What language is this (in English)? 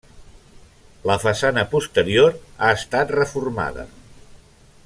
Catalan